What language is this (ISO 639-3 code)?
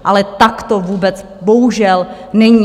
ces